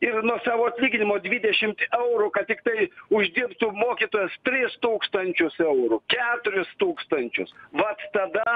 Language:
Lithuanian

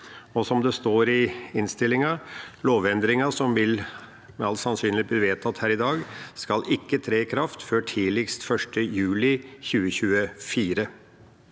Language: Norwegian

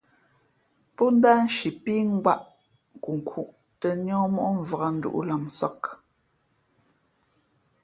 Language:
Fe'fe'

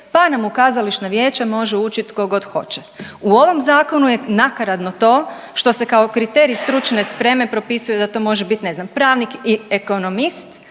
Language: Croatian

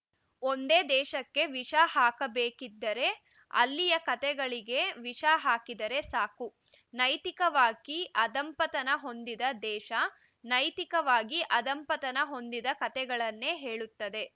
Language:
Kannada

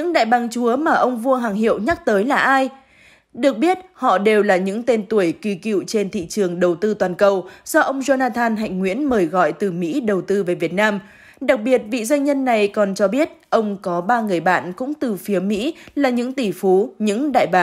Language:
Vietnamese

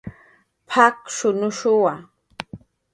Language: Jaqaru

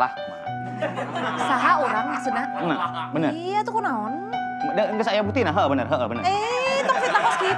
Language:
Indonesian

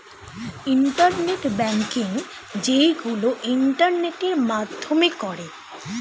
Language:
Bangla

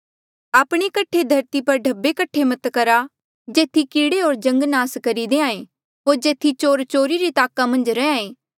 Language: Mandeali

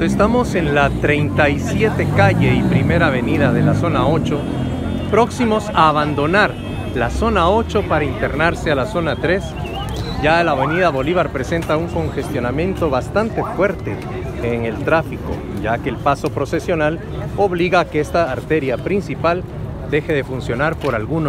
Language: Spanish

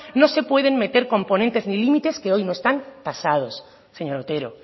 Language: Spanish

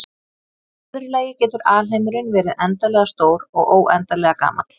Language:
Icelandic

